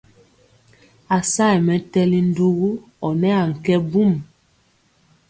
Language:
Mpiemo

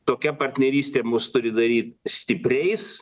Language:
Lithuanian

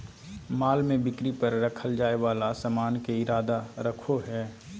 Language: Magahi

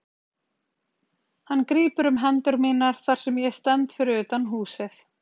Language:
Icelandic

